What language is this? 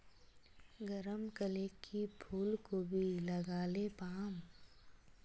Magahi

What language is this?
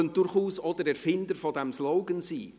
Swiss German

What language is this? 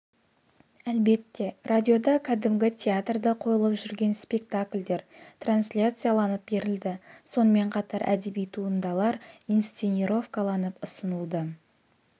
Kazakh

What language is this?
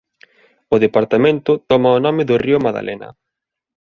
Galician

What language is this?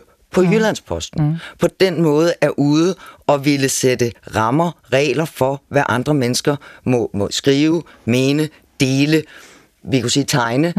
Danish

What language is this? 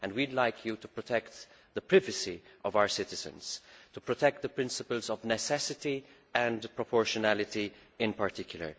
English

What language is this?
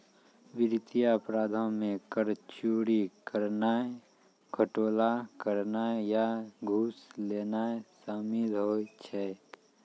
Maithili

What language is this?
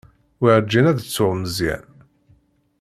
Kabyle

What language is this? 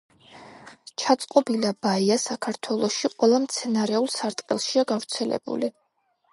Georgian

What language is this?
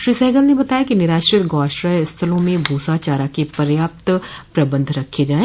Hindi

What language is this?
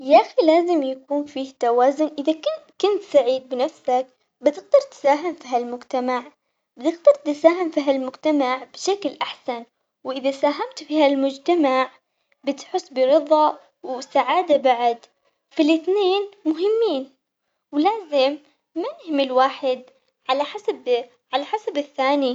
Omani Arabic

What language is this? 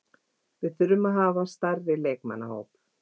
Icelandic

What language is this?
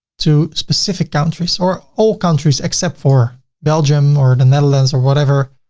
English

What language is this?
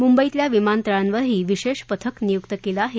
Marathi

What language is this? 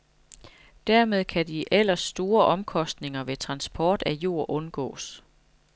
Danish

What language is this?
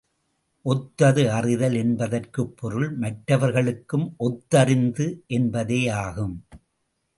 Tamil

